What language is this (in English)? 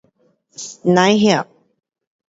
Pu-Xian Chinese